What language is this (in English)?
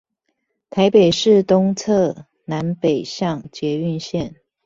Chinese